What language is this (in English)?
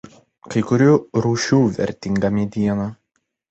Lithuanian